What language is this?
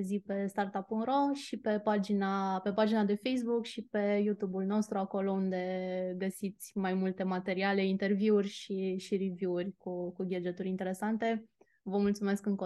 Romanian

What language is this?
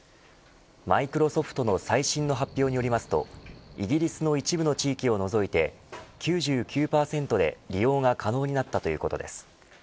Japanese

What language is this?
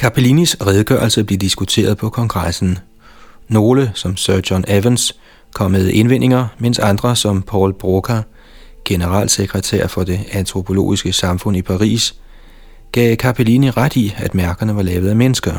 Danish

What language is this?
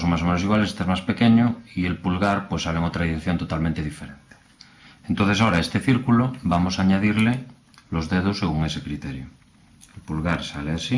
Spanish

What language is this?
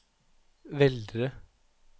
Norwegian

